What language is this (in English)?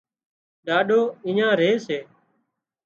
Wadiyara Koli